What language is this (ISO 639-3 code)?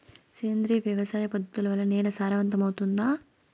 tel